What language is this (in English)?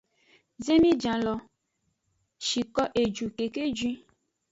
Aja (Benin)